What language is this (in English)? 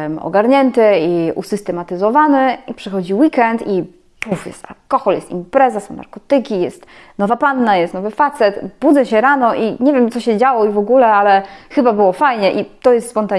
Polish